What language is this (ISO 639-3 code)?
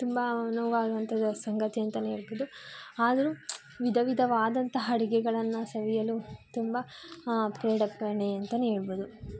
kan